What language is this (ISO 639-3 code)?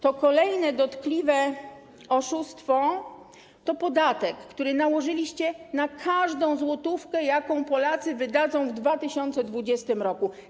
pol